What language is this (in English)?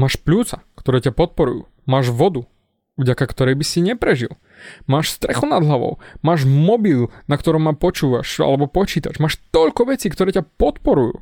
Slovak